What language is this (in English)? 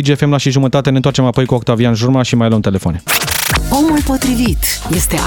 Romanian